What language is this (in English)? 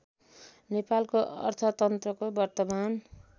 Nepali